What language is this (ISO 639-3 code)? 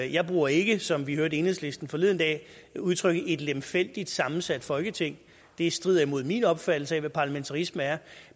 dan